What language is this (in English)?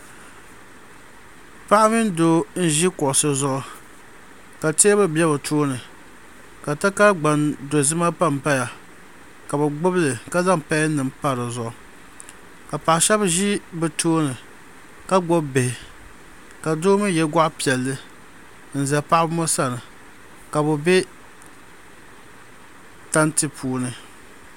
Dagbani